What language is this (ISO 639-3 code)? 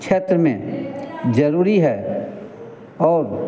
hin